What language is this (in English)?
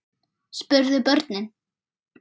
Icelandic